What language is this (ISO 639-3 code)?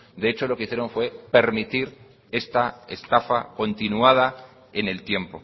spa